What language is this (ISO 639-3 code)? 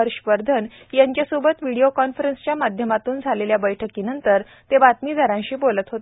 mar